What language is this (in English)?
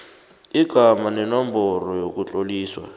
South Ndebele